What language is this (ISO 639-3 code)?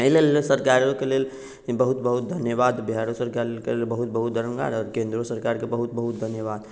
mai